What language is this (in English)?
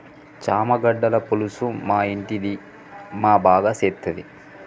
Telugu